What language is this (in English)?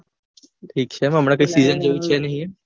Gujarati